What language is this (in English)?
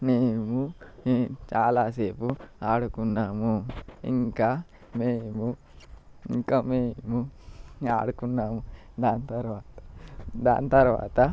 Telugu